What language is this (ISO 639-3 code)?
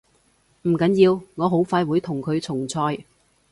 yue